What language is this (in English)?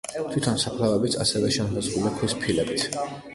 Georgian